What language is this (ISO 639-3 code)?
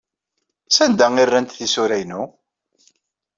kab